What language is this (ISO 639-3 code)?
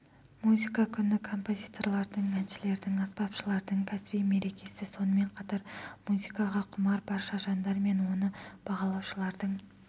kaz